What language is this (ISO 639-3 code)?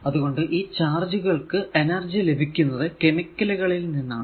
mal